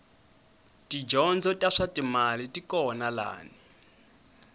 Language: Tsonga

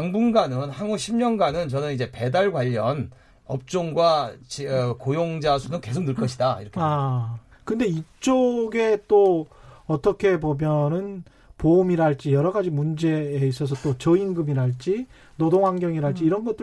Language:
Korean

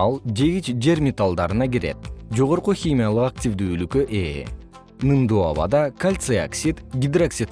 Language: Kyrgyz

